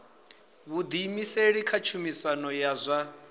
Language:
Venda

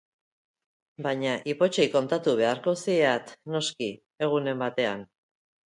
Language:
Basque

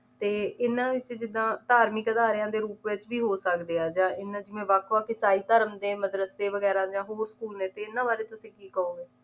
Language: Punjabi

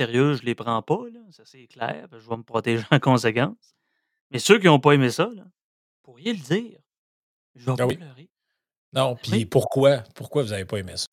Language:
French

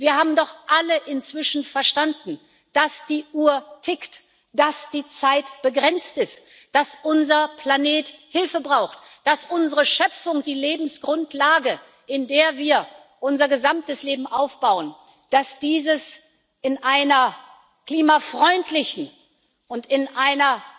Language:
German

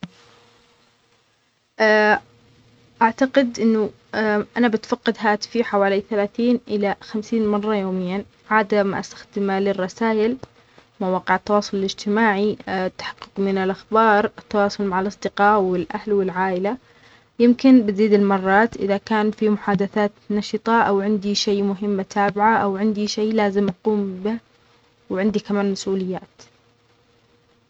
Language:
Omani Arabic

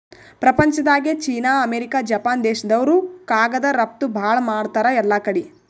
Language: Kannada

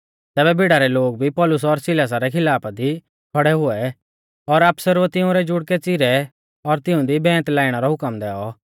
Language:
Mahasu Pahari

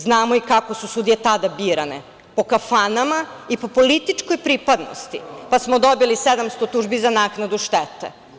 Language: Serbian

